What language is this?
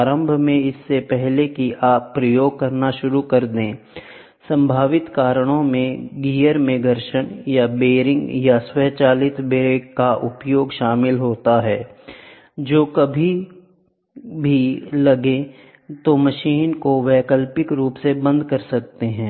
Hindi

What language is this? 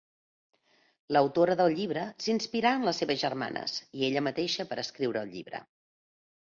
Catalan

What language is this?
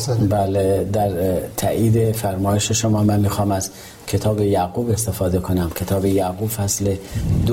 Persian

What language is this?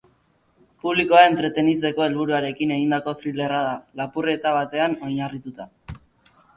Basque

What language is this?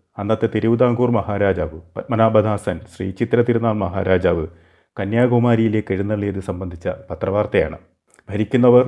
Malayalam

